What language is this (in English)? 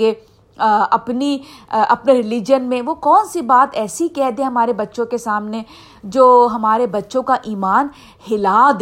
Urdu